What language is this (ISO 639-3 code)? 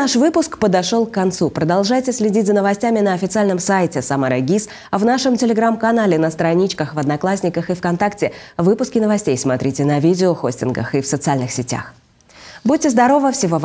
rus